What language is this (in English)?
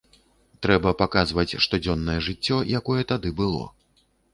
Belarusian